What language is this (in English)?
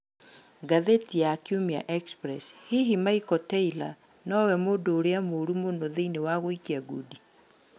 Kikuyu